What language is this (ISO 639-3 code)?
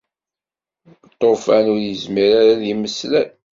kab